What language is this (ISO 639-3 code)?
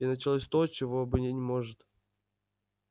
rus